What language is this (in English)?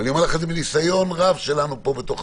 Hebrew